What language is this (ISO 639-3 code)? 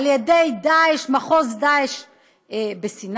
heb